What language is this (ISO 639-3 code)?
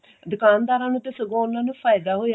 pan